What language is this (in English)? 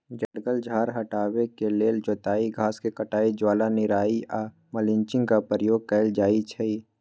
Magahi